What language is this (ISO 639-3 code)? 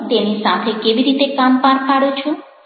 guj